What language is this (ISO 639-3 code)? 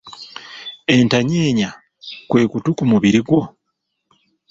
lug